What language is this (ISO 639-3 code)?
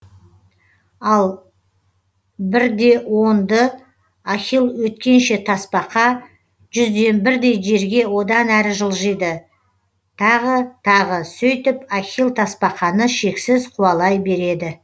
kaz